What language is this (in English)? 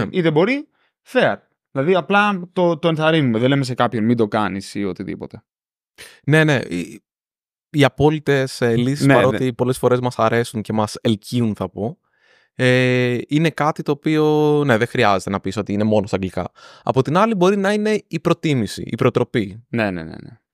Greek